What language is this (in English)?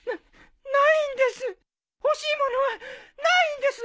Japanese